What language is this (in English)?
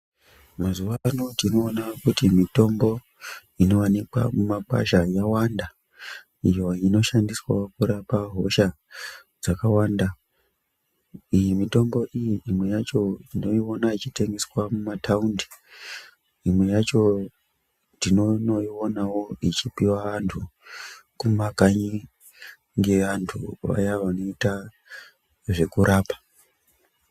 Ndau